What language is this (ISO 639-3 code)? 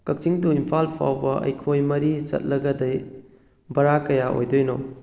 mni